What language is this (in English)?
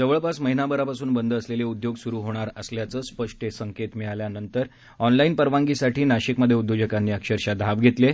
Marathi